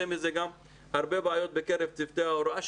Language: Hebrew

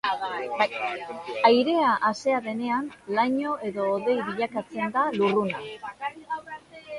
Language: Basque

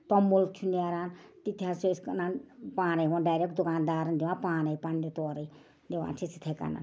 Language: Kashmiri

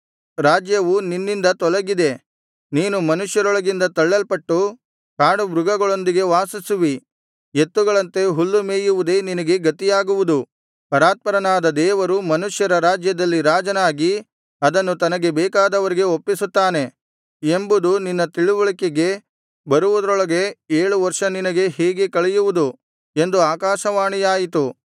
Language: Kannada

